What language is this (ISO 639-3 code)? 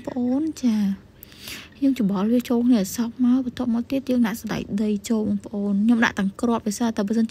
vie